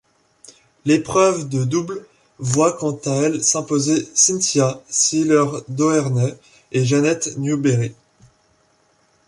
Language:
French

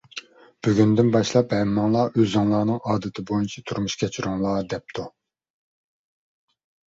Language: Uyghur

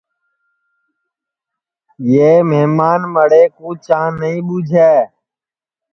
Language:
Sansi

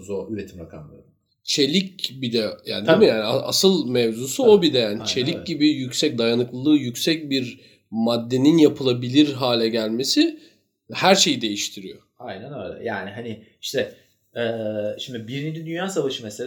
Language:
Turkish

